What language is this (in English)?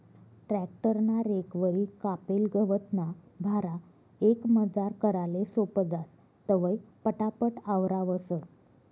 Marathi